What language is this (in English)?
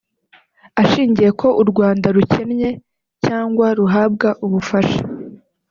Kinyarwanda